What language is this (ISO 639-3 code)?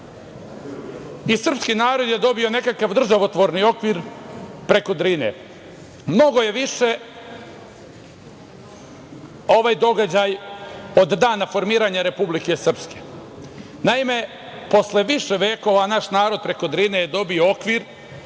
srp